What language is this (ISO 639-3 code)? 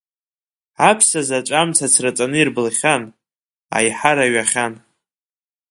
abk